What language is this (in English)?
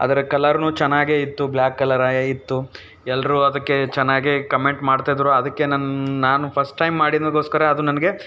Kannada